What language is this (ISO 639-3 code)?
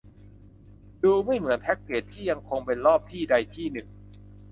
tha